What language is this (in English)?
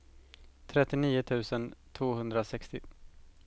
Swedish